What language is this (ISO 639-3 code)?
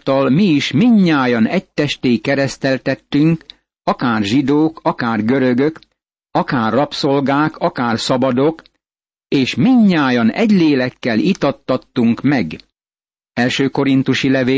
hun